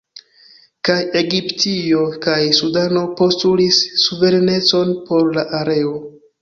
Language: Esperanto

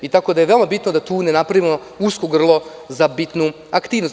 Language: Serbian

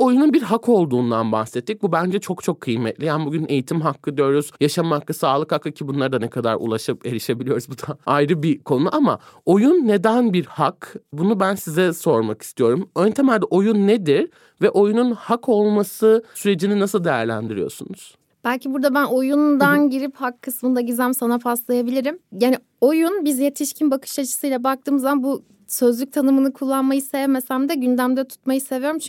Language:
Turkish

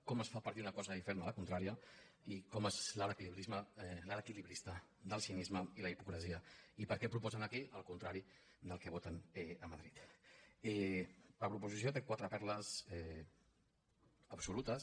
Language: Catalan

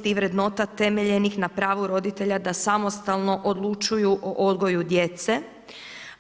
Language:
Croatian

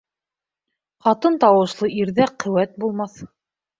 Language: Bashkir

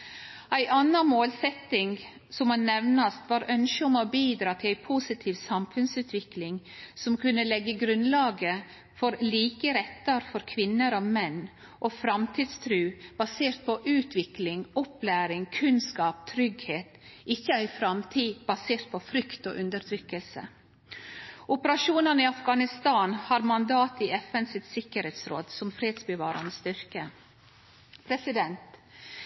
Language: Norwegian Nynorsk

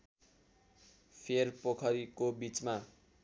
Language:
Nepali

